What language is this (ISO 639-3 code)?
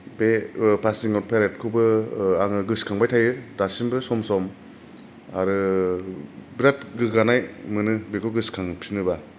brx